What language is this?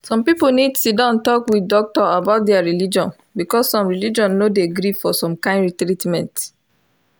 Nigerian Pidgin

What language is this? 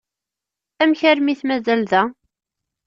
Kabyle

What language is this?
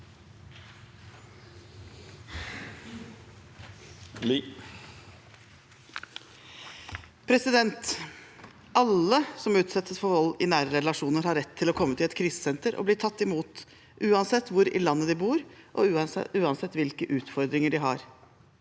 Norwegian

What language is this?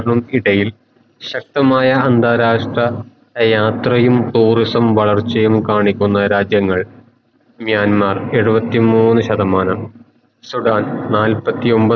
Malayalam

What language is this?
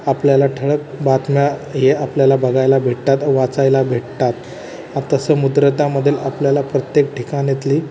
Marathi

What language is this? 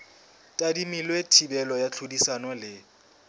Southern Sotho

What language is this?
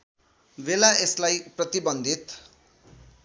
Nepali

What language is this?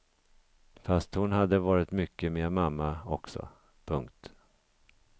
Swedish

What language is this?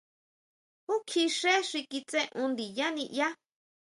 Huautla Mazatec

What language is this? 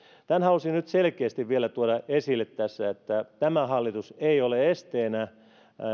Finnish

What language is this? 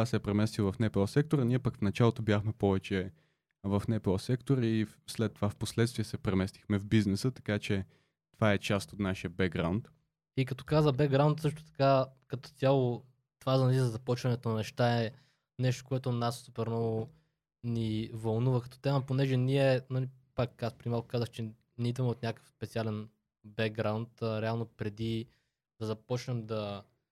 Bulgarian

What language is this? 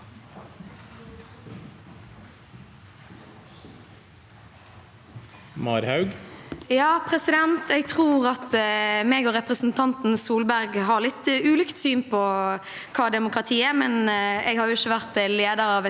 Norwegian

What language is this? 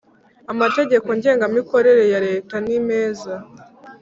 Kinyarwanda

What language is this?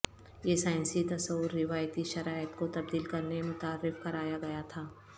Urdu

